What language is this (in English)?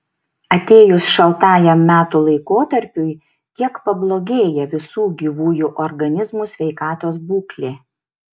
Lithuanian